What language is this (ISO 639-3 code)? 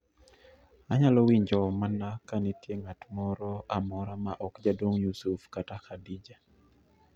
luo